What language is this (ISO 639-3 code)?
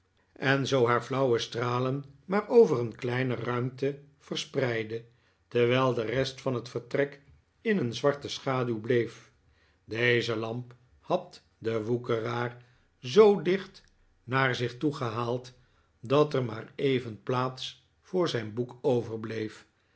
nld